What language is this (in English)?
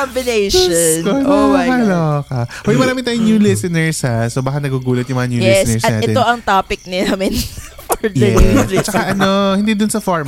Filipino